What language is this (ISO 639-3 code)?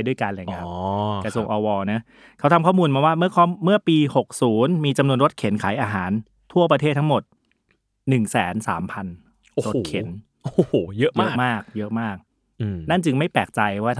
tha